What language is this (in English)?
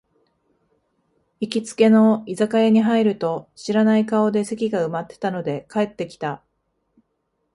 Japanese